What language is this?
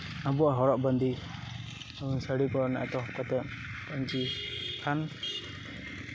Santali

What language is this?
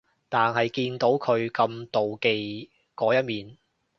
Cantonese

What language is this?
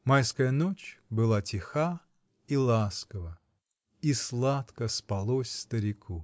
Russian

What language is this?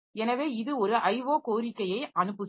Tamil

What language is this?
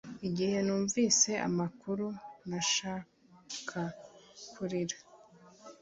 Kinyarwanda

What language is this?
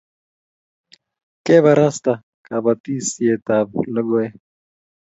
Kalenjin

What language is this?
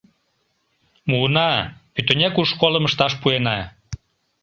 Mari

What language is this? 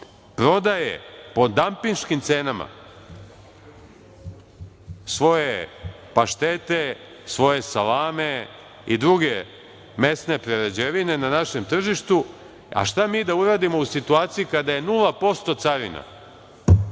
Serbian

